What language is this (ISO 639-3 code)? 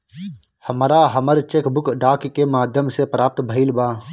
bho